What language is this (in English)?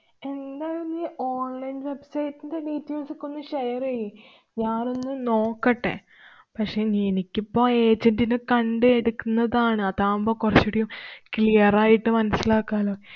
Malayalam